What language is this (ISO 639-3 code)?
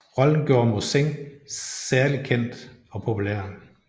dan